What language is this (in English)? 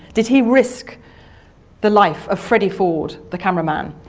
English